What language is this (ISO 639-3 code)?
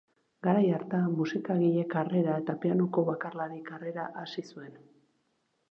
eus